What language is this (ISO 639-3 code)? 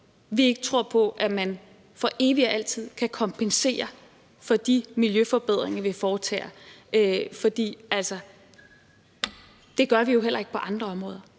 dan